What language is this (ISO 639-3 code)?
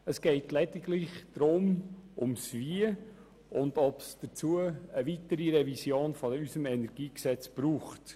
gsw